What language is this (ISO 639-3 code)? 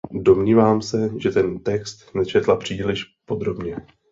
ces